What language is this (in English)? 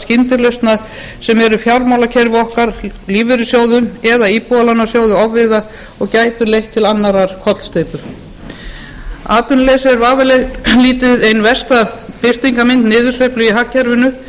Icelandic